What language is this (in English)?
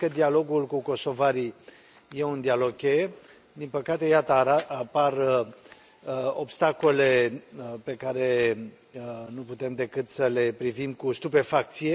Romanian